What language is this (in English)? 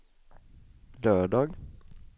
Swedish